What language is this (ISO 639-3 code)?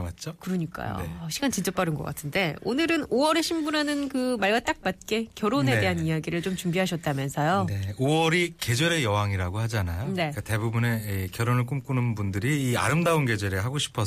kor